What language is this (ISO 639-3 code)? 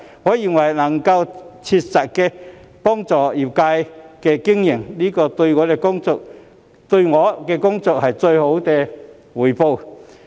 yue